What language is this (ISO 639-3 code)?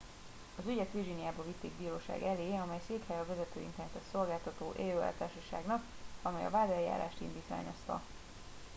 hun